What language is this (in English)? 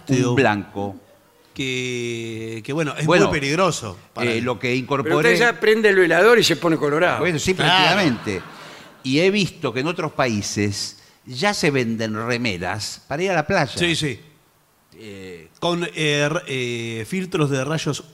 Spanish